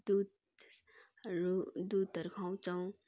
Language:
Nepali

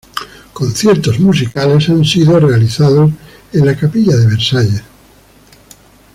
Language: Spanish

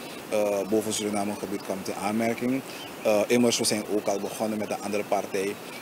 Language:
Dutch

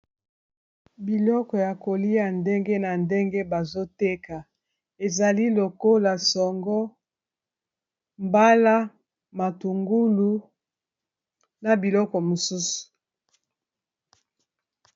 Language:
Lingala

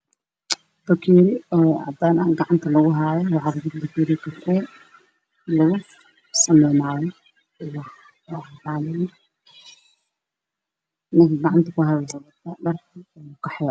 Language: Somali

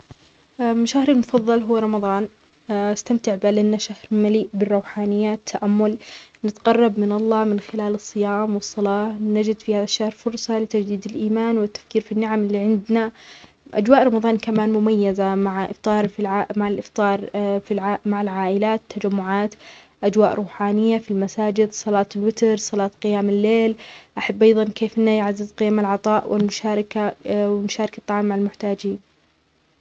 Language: Omani Arabic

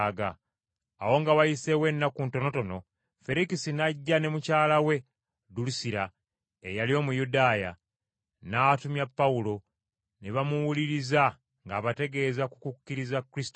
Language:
Ganda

